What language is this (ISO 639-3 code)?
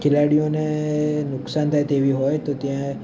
guj